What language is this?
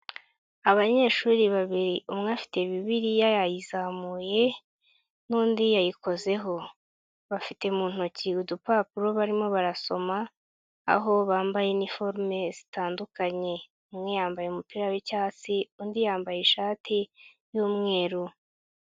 Kinyarwanda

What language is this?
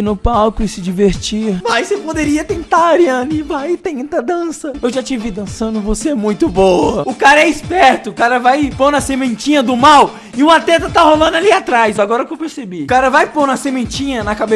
Portuguese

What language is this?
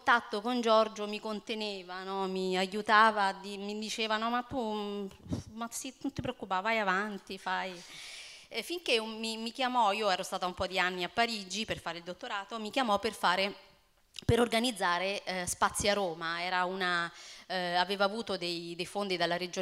Italian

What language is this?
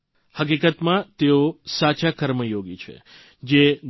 Gujarati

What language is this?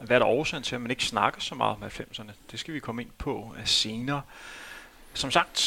Danish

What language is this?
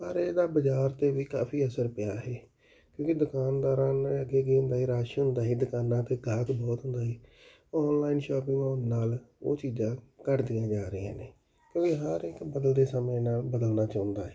Punjabi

